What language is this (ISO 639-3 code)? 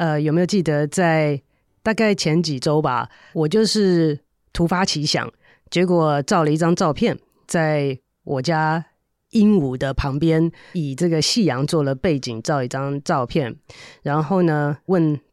zho